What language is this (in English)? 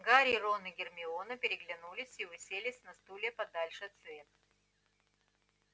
Russian